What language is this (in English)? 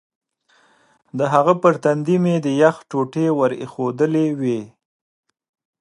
Pashto